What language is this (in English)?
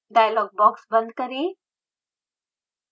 Hindi